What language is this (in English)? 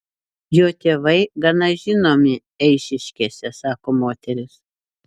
Lithuanian